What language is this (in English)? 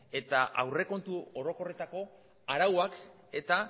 Basque